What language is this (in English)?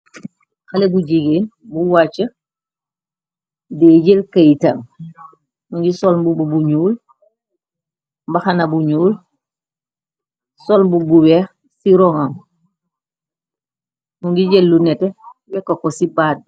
Wolof